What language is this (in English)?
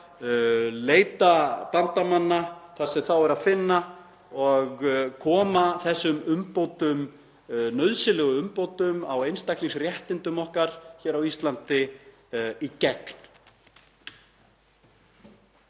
Icelandic